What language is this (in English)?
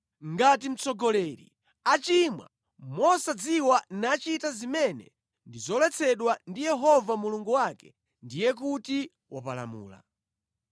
Nyanja